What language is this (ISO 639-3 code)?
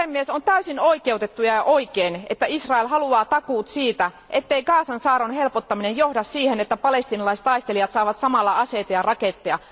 fin